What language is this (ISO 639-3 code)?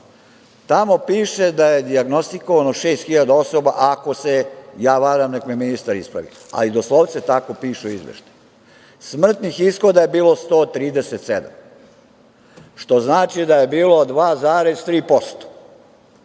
srp